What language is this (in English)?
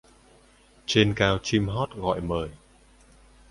Vietnamese